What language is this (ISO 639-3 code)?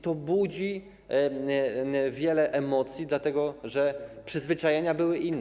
pol